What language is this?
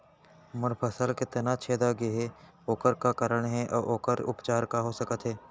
Chhattisgarhi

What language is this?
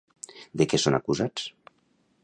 Catalan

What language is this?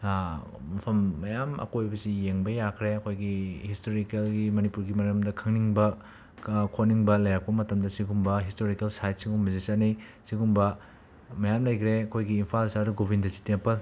Manipuri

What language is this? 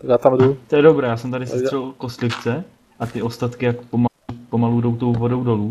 Czech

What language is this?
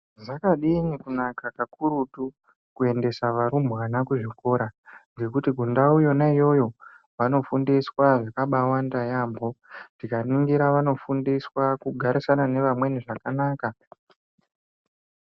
Ndau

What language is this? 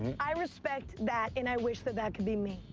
English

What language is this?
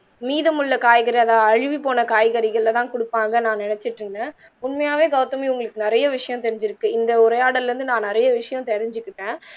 Tamil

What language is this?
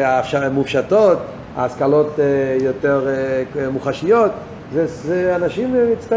Hebrew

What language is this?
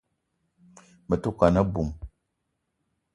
Eton (Cameroon)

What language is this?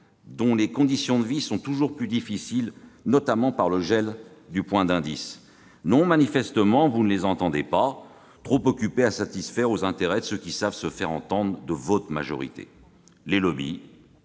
French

